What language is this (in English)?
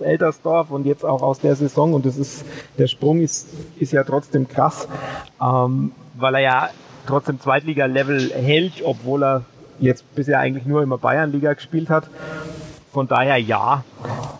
German